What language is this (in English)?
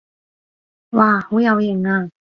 Cantonese